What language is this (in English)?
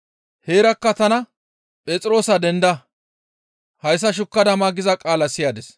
Gamo